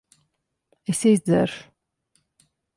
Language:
Latvian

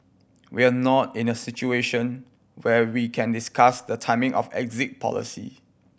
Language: English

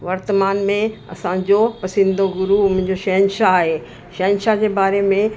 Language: Sindhi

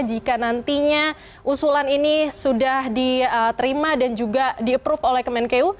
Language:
Indonesian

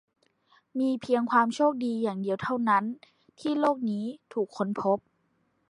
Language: Thai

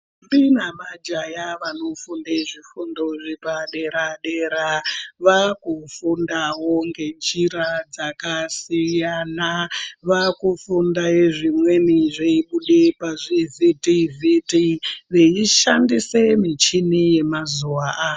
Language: Ndau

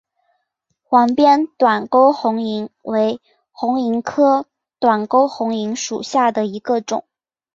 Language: Chinese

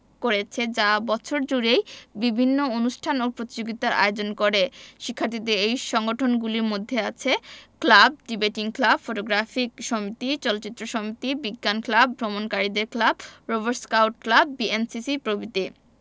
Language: Bangla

